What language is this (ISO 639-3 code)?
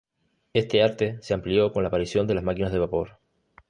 spa